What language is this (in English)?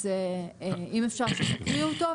Hebrew